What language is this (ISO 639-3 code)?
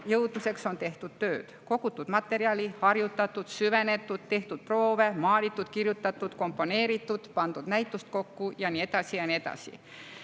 est